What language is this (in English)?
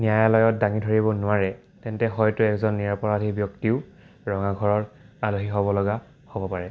Assamese